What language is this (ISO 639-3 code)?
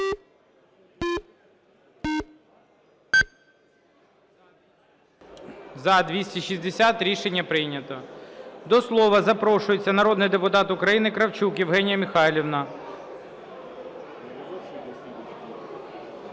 ukr